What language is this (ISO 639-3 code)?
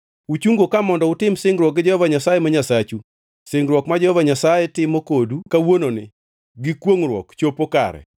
luo